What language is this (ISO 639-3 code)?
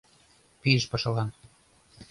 chm